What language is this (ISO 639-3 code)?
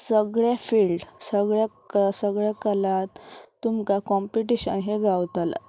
kok